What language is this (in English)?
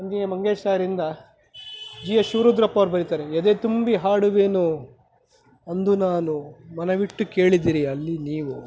Kannada